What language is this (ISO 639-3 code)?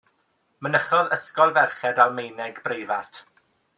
cym